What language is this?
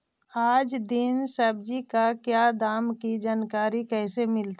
Magahi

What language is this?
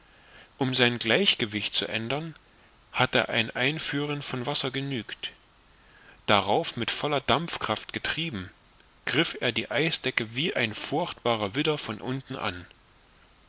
German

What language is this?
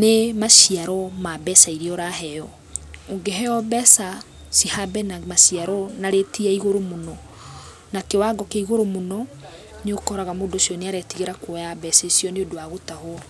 Kikuyu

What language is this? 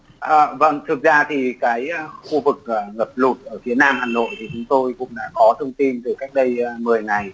Vietnamese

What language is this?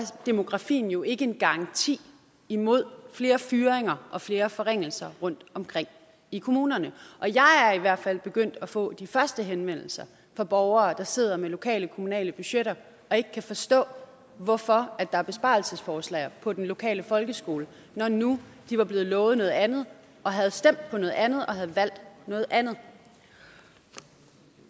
Danish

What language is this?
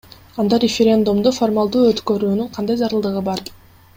Kyrgyz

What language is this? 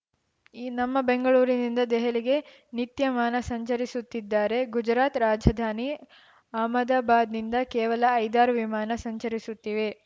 Kannada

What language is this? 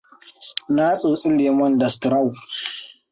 Hausa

